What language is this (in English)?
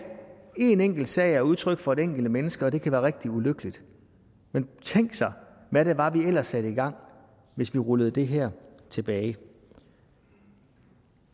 Danish